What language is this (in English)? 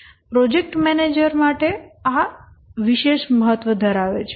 Gujarati